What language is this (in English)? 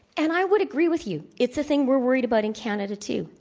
English